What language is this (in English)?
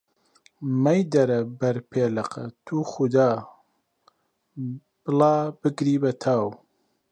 Central Kurdish